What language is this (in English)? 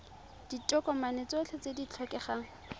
Tswana